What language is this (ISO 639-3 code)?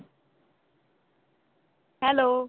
pan